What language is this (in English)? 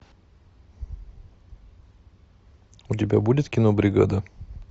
Russian